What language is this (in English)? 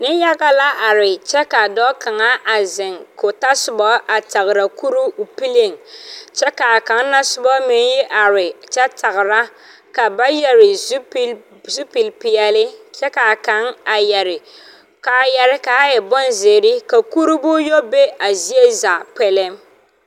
Southern Dagaare